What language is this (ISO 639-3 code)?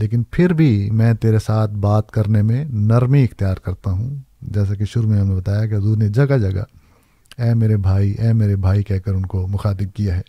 urd